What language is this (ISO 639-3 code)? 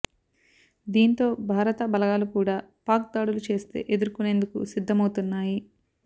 tel